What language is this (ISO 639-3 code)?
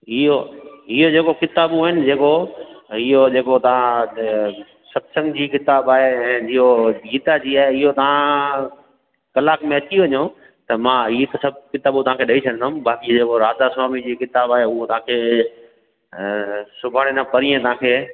snd